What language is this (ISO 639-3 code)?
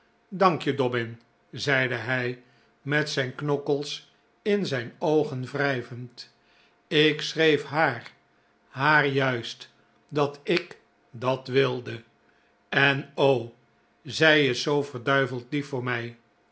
nld